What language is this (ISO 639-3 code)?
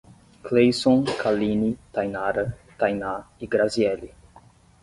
por